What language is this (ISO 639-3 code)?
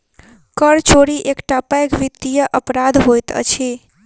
mai